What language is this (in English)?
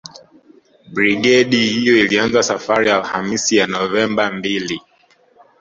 Swahili